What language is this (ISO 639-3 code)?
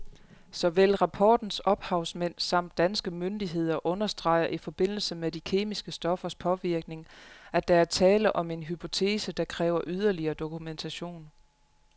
dan